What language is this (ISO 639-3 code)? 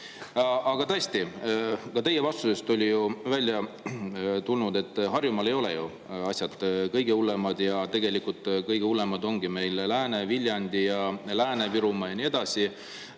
est